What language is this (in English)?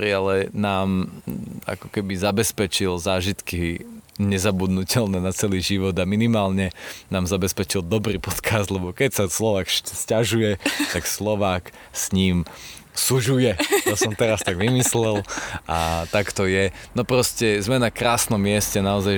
Slovak